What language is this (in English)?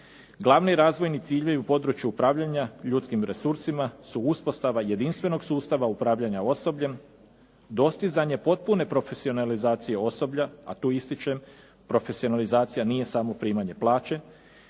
Croatian